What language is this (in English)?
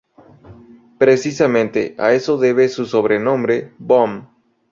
Spanish